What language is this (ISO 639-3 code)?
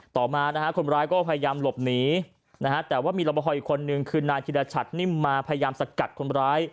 tha